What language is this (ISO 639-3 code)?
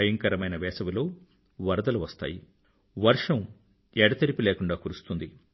tel